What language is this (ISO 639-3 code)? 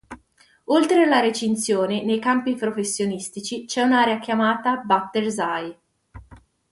ita